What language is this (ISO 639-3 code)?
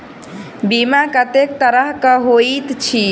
mai